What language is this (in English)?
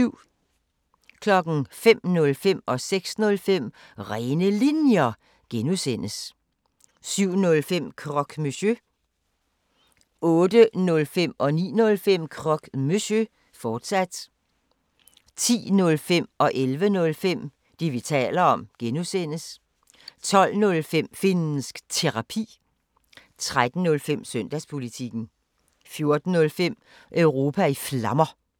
Danish